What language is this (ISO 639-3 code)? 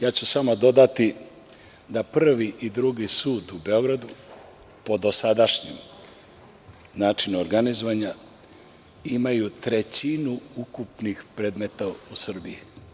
srp